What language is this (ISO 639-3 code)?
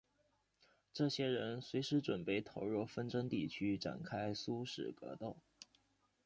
zho